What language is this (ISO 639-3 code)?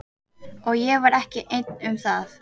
isl